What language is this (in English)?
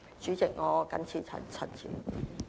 Cantonese